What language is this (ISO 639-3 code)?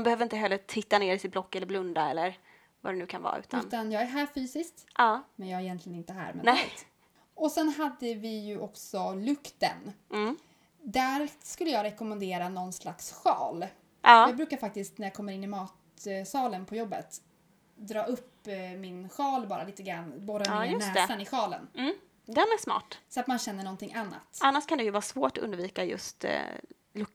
swe